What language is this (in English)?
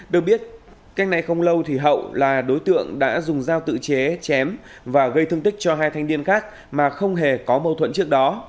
Vietnamese